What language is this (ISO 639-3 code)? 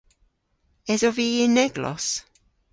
cor